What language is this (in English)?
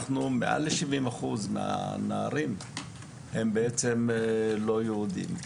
Hebrew